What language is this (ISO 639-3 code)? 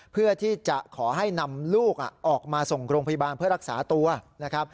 tha